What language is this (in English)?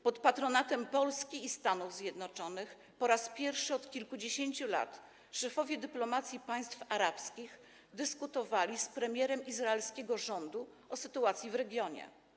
Polish